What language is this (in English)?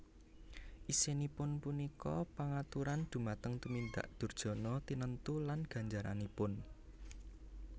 Javanese